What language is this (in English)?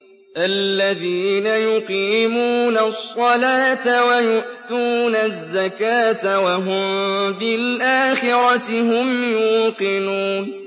Arabic